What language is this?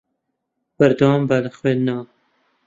Central Kurdish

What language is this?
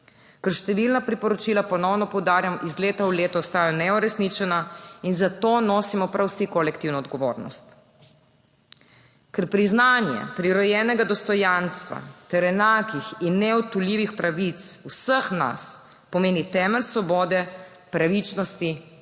Slovenian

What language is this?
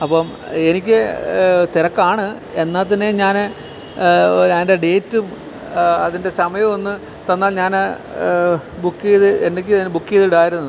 Malayalam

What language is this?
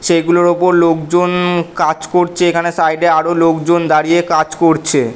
Bangla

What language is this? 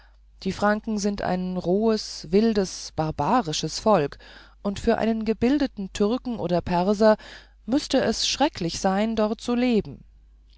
German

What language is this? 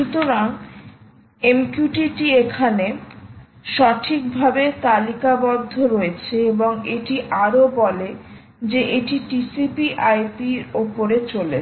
Bangla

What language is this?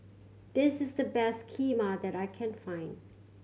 English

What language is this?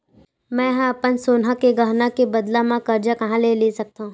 Chhattisgarhi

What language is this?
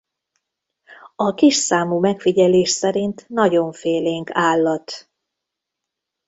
Hungarian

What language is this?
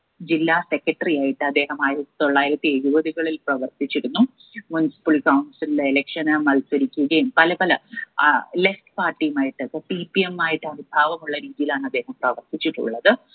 Malayalam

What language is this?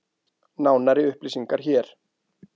Icelandic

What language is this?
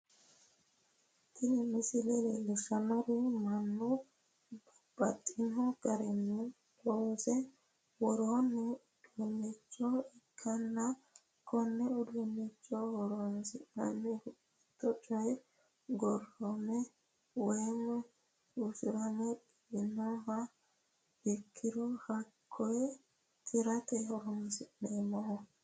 Sidamo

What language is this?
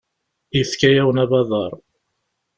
Kabyle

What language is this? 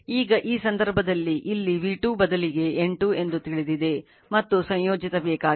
Kannada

